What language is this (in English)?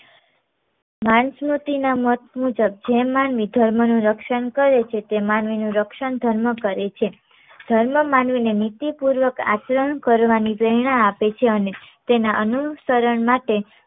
Gujarati